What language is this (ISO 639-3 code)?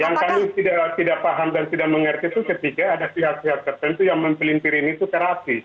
ind